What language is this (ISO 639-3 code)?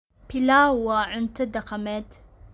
som